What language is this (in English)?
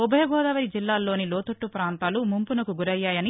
Telugu